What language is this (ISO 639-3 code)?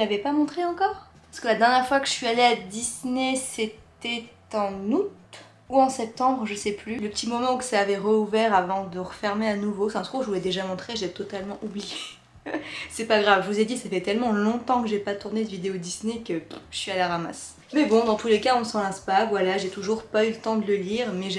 fra